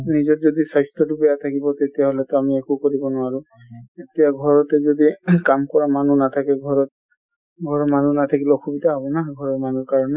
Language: Assamese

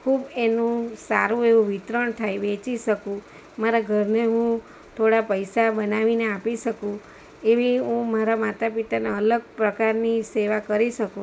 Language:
Gujarati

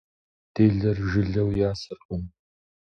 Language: Kabardian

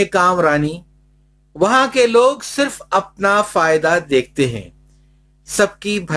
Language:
Urdu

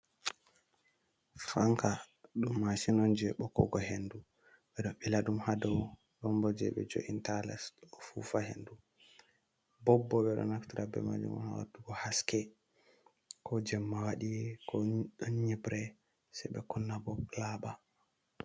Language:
Fula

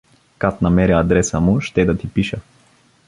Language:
Bulgarian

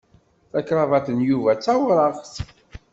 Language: Kabyle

